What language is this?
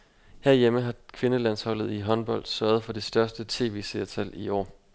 Danish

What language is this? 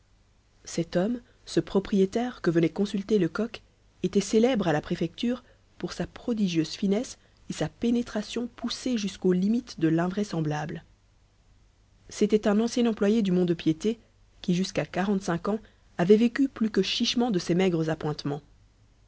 French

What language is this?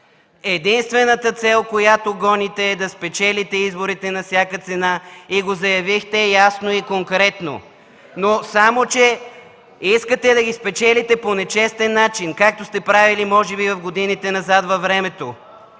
Bulgarian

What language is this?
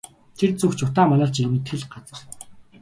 Mongolian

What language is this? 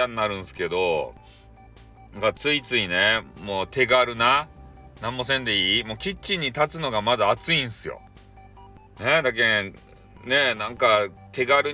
Japanese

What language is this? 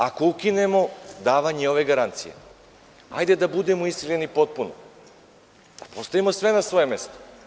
Serbian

